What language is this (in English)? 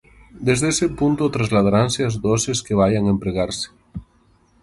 Galician